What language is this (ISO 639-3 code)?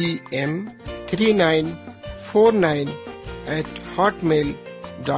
urd